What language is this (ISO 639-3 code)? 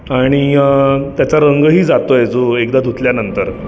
mar